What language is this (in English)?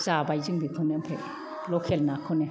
Bodo